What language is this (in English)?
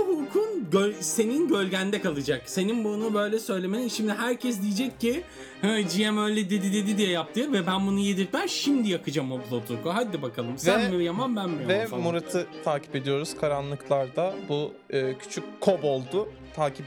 Turkish